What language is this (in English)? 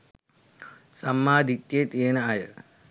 Sinhala